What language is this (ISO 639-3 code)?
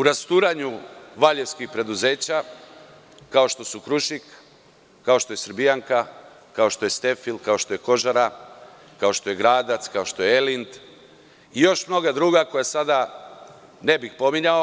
srp